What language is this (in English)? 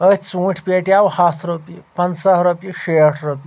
Kashmiri